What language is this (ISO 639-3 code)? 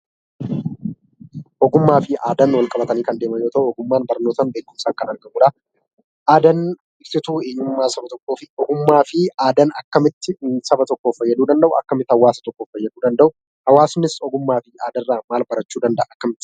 orm